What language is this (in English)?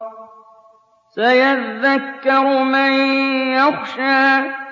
Arabic